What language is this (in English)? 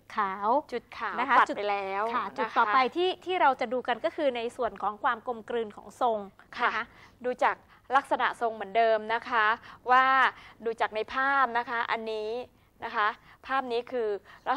Thai